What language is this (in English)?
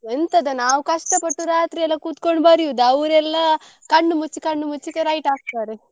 Kannada